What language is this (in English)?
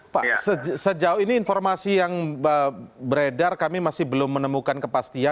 Indonesian